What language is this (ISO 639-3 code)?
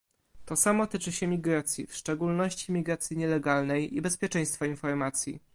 pol